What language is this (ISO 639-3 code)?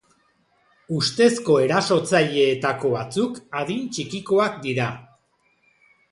eus